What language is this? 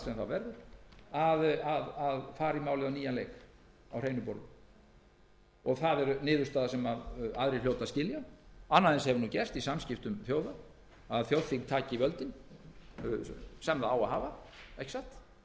Icelandic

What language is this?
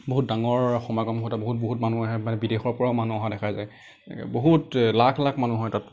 Assamese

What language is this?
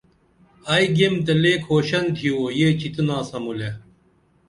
Dameli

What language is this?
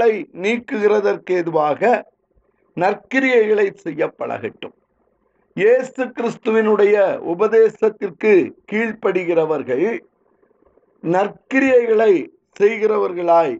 Tamil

